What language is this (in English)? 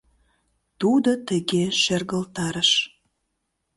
Mari